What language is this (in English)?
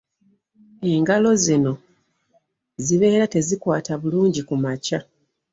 Ganda